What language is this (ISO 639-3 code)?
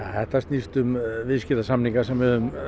isl